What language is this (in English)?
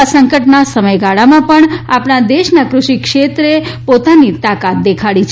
Gujarati